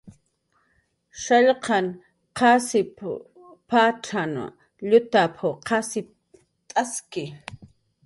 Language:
Jaqaru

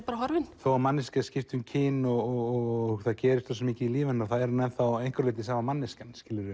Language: Icelandic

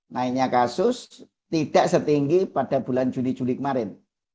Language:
Indonesian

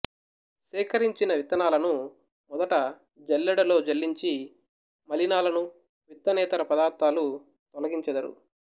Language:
Telugu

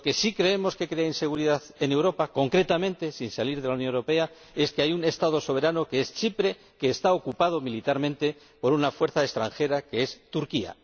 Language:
Spanish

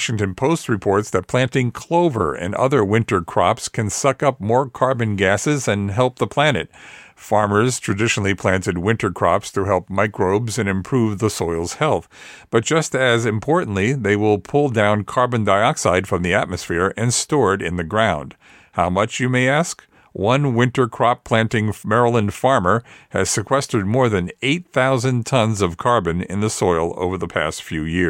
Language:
English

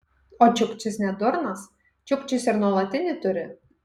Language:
Lithuanian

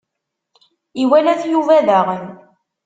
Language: Kabyle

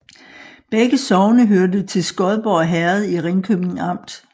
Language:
Danish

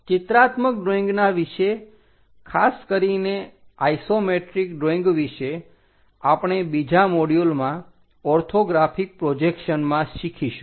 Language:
Gujarati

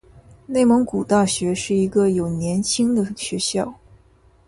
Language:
Chinese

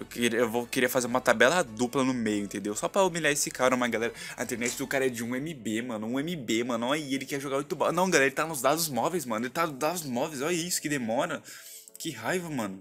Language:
Portuguese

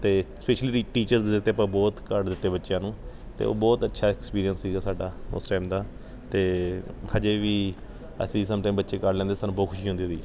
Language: Punjabi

